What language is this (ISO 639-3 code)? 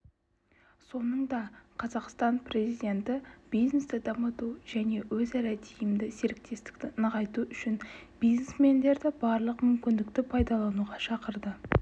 kaz